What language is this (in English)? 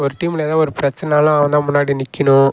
Tamil